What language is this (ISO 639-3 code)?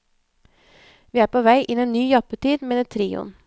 nor